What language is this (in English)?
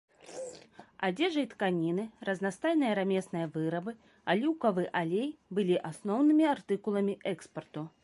Belarusian